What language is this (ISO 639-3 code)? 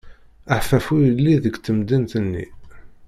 kab